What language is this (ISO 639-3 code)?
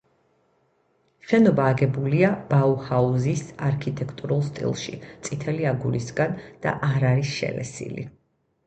kat